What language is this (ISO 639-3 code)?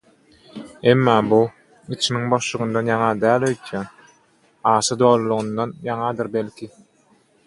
tuk